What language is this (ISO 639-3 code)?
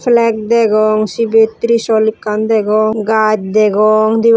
ccp